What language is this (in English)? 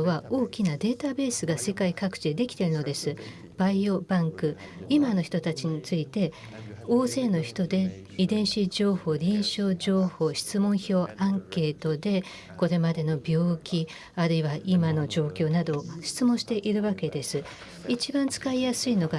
Japanese